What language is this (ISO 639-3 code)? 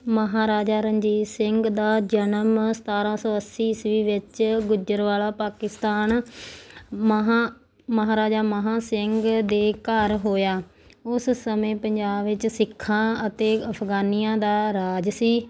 pan